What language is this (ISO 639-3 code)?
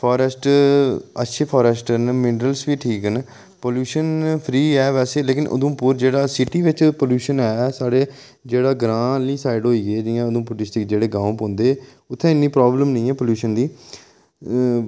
doi